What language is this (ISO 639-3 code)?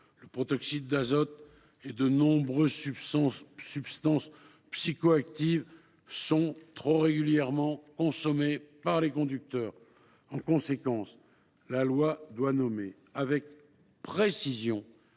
fra